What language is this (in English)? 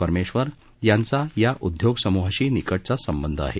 Marathi